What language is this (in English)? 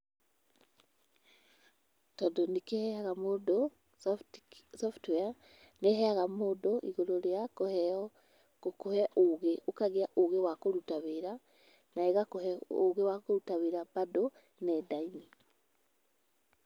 Kikuyu